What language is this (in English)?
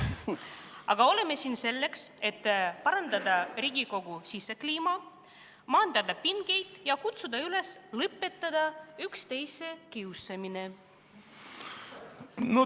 Estonian